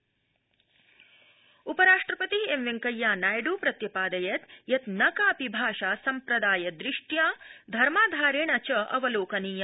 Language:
Sanskrit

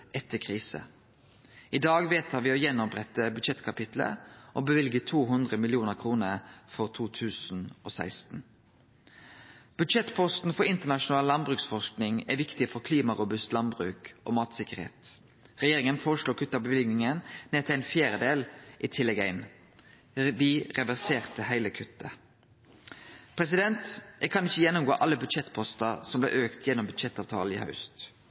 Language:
Norwegian Nynorsk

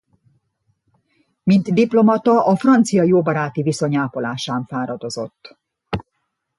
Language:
Hungarian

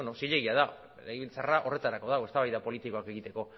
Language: Basque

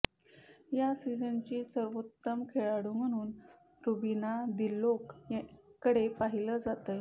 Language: Marathi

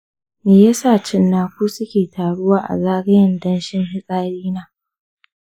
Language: Hausa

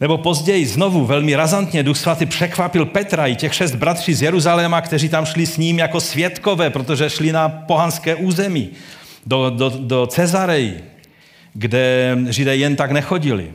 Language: Czech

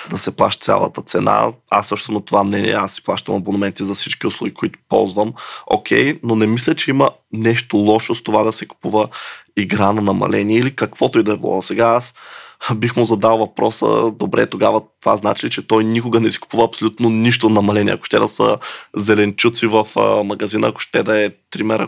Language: Bulgarian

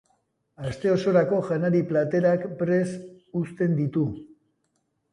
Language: Basque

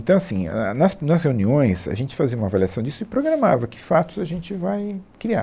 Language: Portuguese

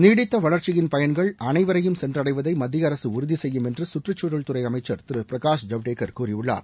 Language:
Tamil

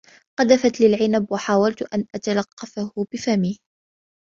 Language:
Arabic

